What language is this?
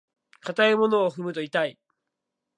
Japanese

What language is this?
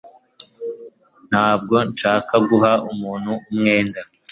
Kinyarwanda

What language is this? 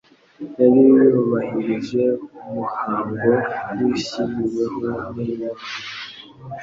Kinyarwanda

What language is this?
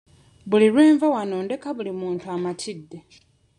Ganda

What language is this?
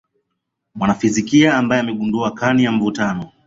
Swahili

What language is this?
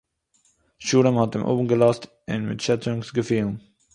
Yiddish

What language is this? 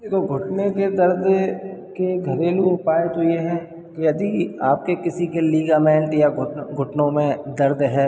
Hindi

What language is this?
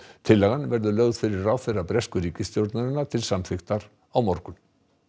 Icelandic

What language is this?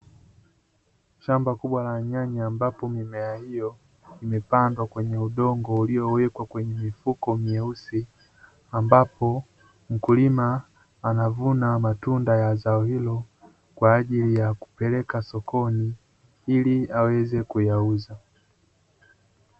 Swahili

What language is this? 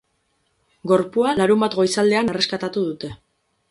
Basque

